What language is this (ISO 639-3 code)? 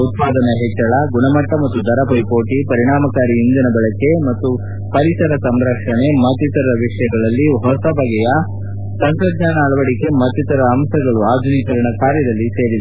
kan